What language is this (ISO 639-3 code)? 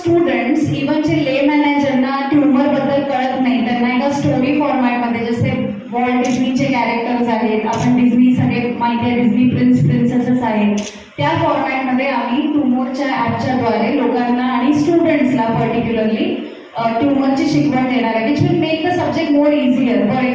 mar